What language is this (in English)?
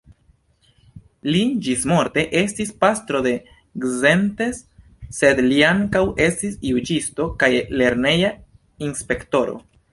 Esperanto